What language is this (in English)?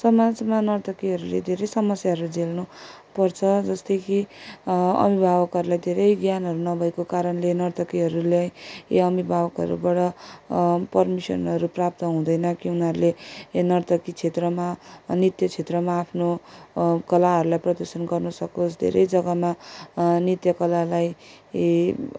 Nepali